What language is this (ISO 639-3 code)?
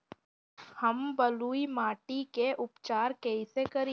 bho